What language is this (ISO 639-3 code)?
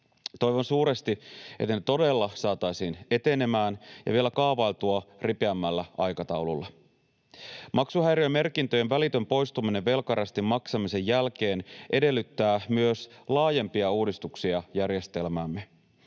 fin